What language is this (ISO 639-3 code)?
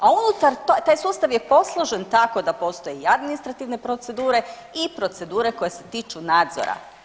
hrv